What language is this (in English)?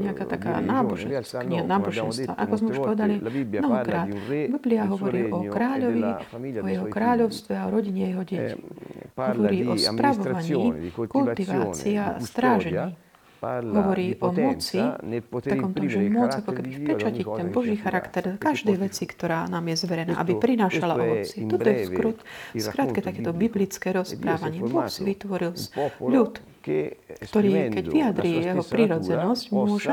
Slovak